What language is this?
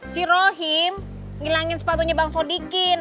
Indonesian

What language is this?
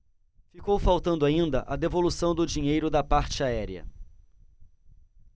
Portuguese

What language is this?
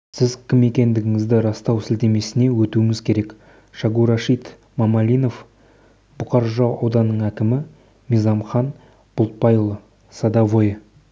Kazakh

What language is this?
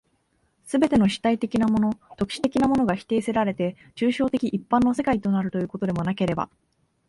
Japanese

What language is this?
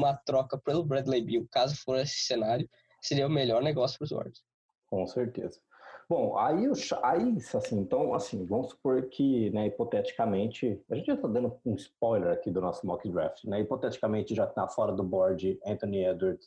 Portuguese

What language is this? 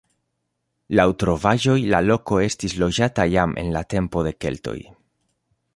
Esperanto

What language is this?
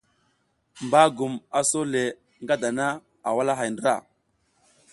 South Giziga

